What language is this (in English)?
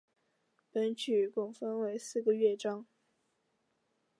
Chinese